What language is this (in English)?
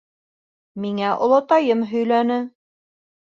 Bashkir